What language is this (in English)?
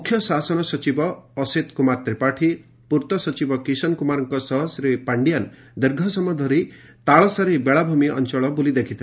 Odia